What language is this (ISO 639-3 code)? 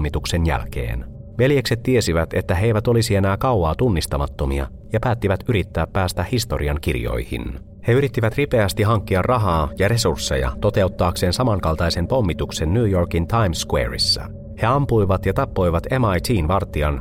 fin